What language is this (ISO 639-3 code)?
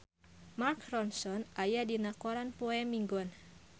sun